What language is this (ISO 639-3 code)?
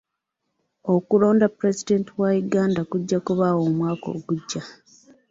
lug